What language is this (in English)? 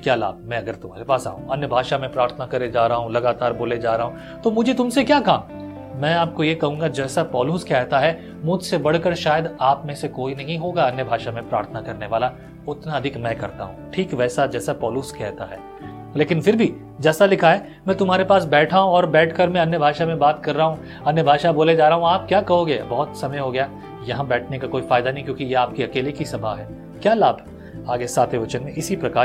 Hindi